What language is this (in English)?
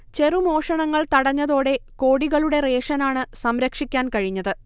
Malayalam